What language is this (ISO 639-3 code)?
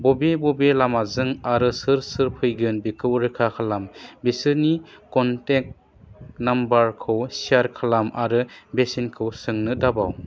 brx